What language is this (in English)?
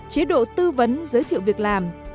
Vietnamese